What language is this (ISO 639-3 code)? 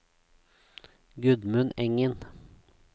nor